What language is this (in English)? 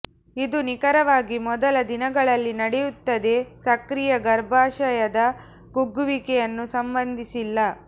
Kannada